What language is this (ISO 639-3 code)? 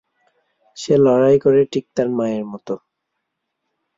ben